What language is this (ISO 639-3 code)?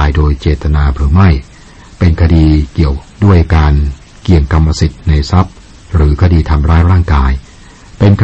tha